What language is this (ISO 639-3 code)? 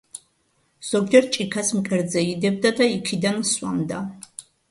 kat